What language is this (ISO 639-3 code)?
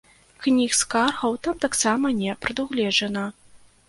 bel